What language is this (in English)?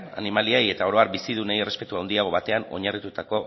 Basque